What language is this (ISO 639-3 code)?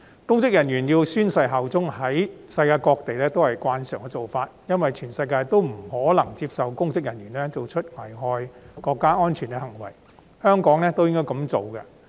yue